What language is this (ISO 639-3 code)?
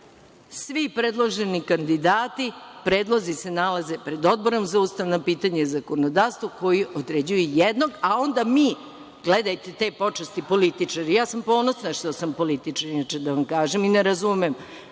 srp